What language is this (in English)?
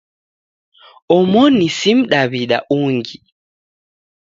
Taita